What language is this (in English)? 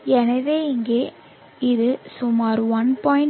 Tamil